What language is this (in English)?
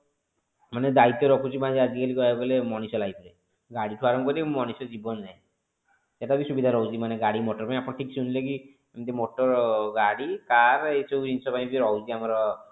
Odia